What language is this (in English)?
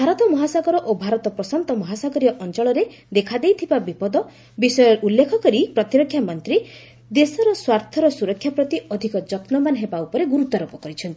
Odia